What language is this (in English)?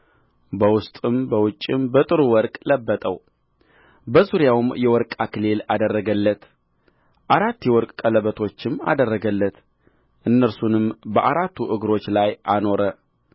Amharic